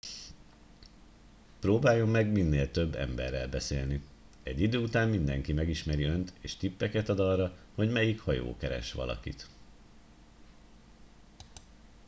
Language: Hungarian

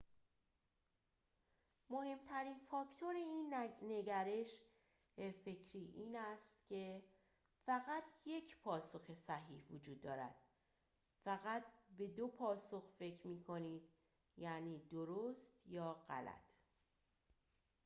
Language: Persian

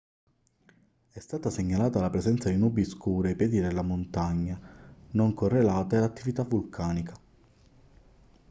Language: Italian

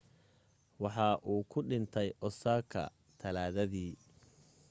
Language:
Somali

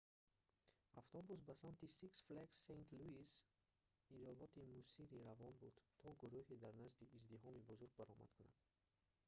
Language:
Tajik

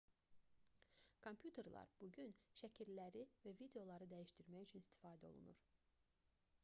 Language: Azerbaijani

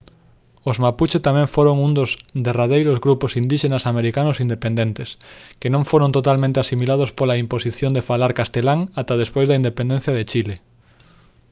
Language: Galician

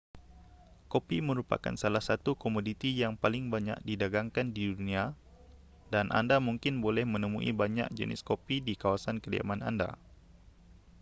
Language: Malay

